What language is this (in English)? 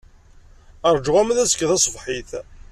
Kabyle